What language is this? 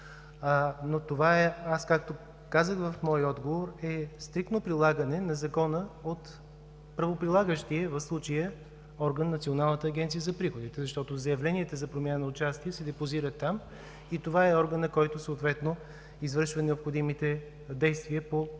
Bulgarian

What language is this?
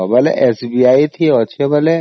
Odia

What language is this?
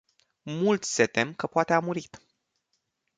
Romanian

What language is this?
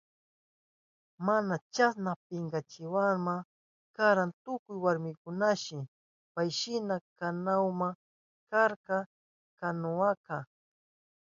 Southern Pastaza Quechua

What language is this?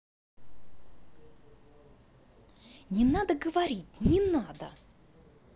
Russian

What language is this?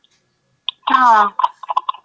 Marathi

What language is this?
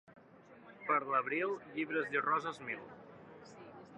Catalan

